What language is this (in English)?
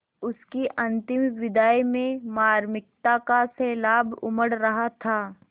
Hindi